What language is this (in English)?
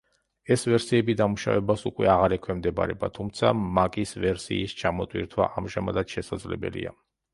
Georgian